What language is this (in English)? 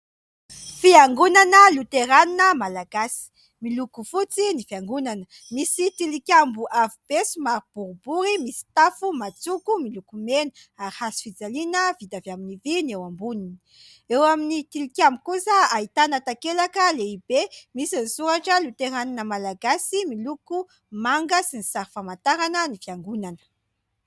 Malagasy